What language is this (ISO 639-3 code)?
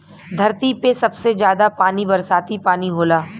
bho